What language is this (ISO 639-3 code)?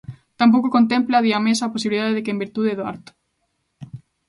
glg